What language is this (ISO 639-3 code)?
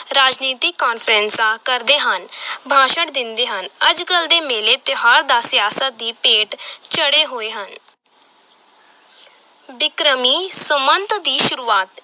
pan